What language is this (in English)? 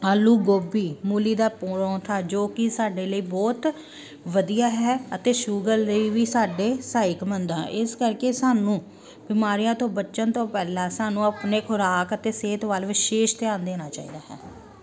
Punjabi